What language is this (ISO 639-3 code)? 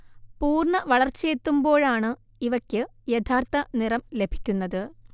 mal